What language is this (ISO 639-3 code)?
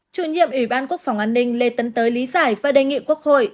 vie